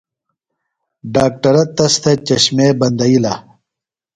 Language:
Phalura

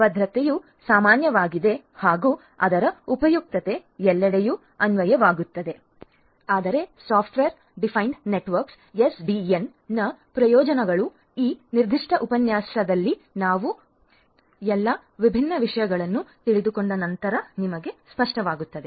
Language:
Kannada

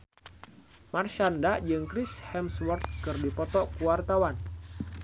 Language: Sundanese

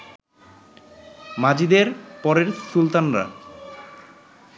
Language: Bangla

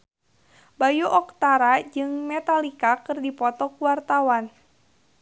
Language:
Sundanese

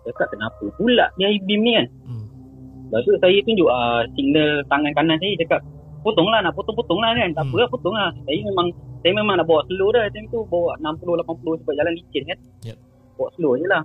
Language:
Malay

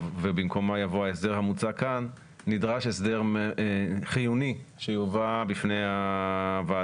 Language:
Hebrew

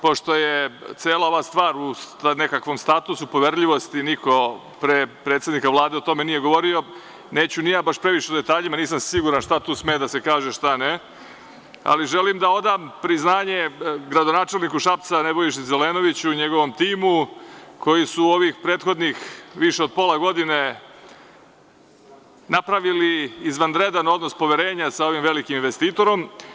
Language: Serbian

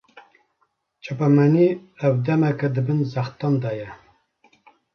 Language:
Kurdish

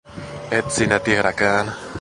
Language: Finnish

